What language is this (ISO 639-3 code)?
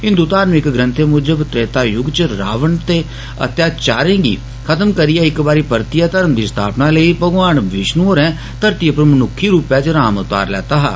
doi